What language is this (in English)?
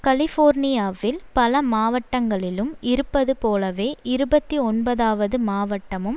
Tamil